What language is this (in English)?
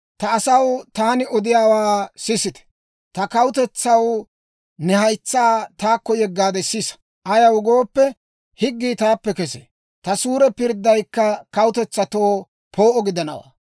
Dawro